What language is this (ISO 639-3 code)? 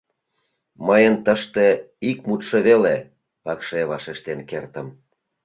chm